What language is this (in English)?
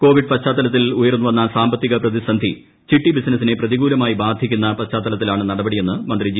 Malayalam